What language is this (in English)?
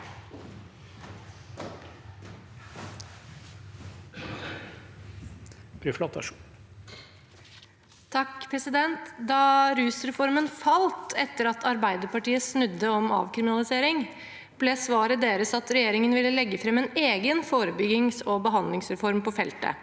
Norwegian